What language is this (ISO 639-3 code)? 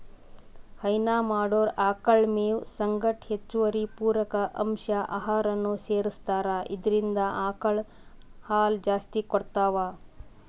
kan